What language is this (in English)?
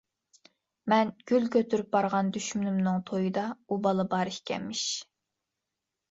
Uyghur